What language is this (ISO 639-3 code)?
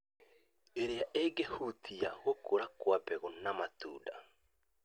kik